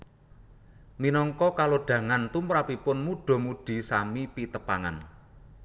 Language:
Javanese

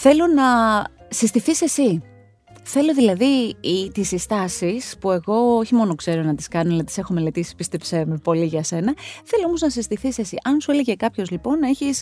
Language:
Greek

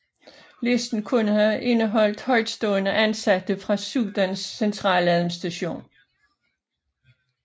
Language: Danish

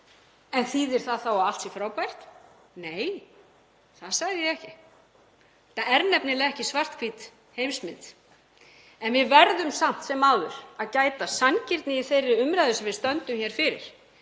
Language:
Icelandic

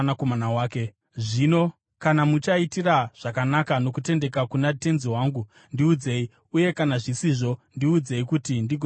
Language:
Shona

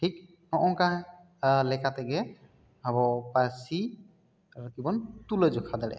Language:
Santali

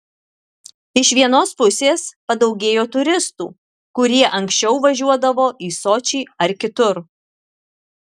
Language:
Lithuanian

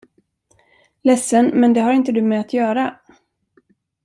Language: Swedish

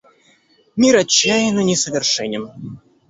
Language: Russian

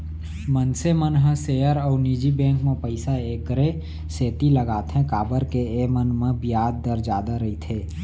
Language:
Chhattisgarhi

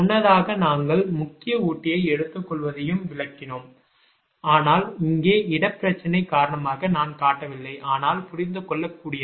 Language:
Tamil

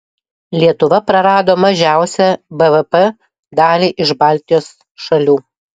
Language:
Lithuanian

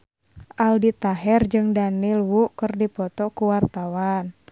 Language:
Sundanese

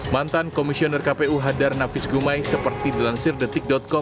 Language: Indonesian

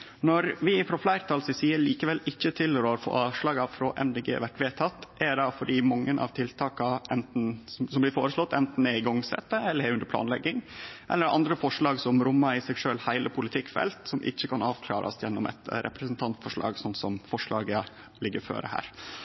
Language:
Norwegian Nynorsk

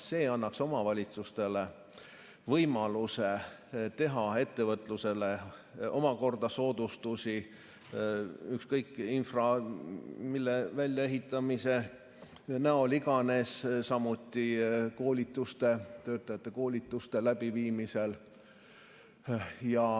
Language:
Estonian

